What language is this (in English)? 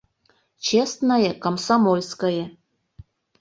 Mari